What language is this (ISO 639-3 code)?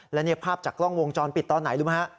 tha